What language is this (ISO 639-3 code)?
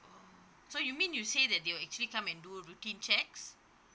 eng